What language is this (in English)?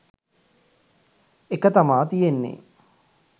Sinhala